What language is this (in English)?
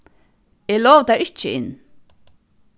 Faroese